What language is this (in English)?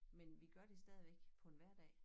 Danish